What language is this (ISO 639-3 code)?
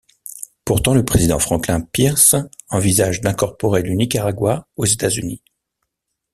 fra